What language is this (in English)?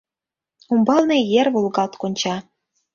Mari